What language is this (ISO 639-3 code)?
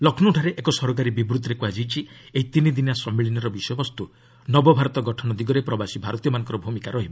ori